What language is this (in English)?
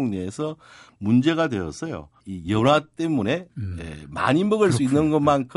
Korean